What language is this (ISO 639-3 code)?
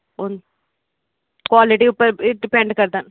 doi